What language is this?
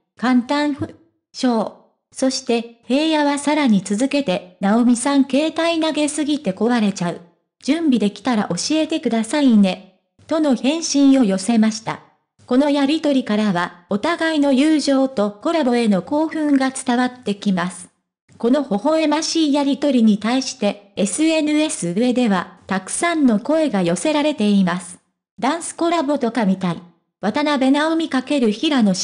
Japanese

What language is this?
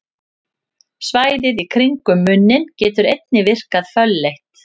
Icelandic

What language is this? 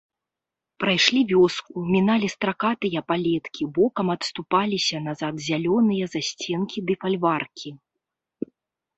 Belarusian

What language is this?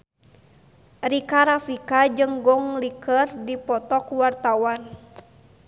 Sundanese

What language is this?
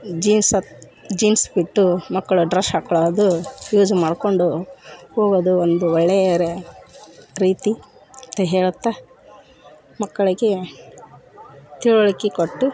Kannada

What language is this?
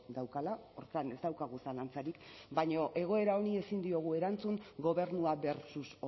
Basque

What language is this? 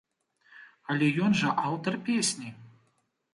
Belarusian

